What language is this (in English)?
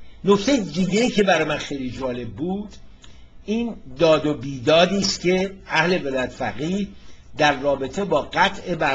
Persian